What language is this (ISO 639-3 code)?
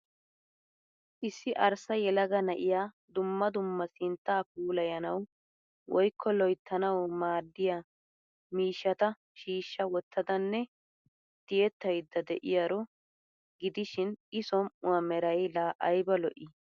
wal